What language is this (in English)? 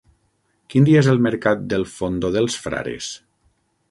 Catalan